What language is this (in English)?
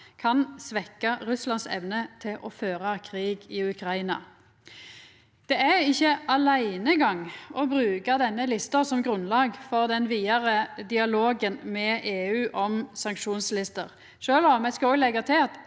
Norwegian